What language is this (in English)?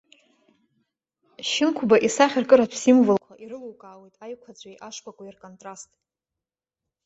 Abkhazian